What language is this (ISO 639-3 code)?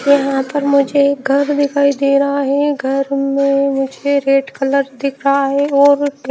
hin